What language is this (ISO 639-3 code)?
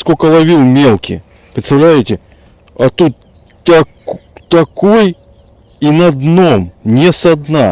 rus